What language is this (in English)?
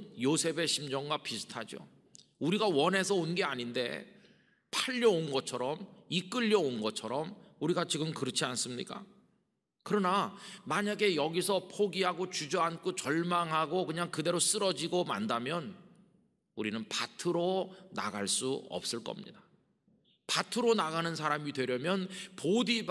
Korean